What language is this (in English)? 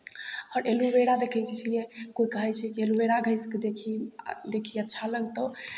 Maithili